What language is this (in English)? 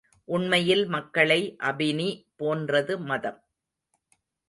Tamil